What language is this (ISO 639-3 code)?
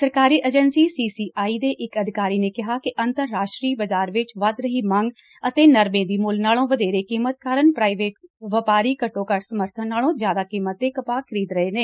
pan